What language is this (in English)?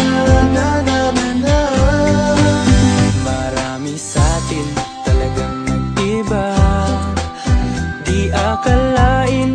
Arabic